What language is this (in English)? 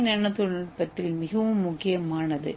Tamil